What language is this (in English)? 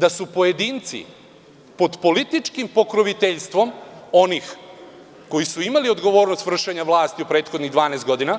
Serbian